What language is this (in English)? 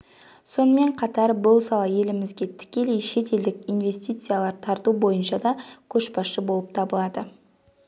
Kazakh